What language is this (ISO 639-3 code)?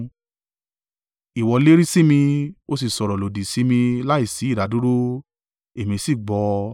yor